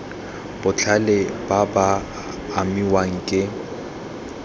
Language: Tswana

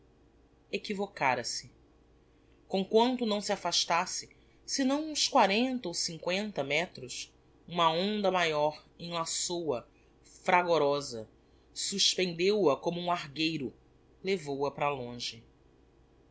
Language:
Portuguese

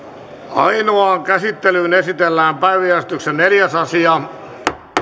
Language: Finnish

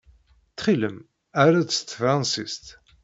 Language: Kabyle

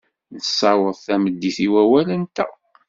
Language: Kabyle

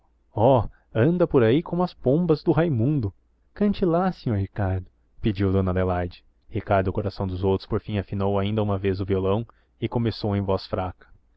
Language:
Portuguese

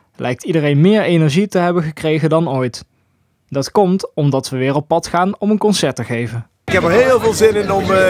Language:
Dutch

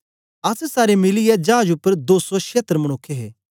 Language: Dogri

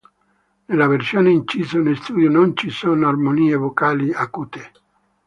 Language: Italian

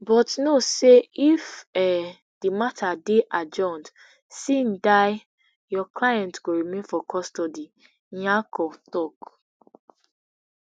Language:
Nigerian Pidgin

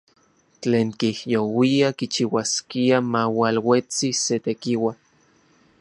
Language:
Central Puebla Nahuatl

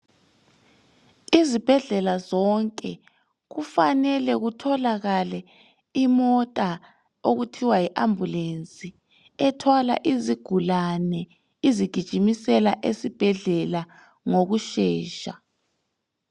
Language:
North Ndebele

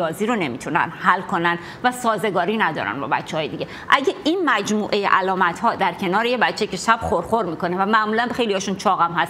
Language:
Persian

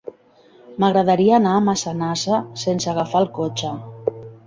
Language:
Catalan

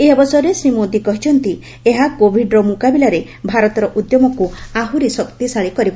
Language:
Odia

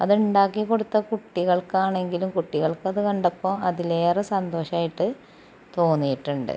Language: Malayalam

